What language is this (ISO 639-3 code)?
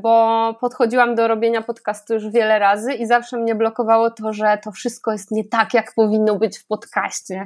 pol